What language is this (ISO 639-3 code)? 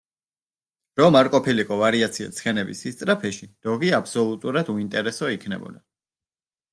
kat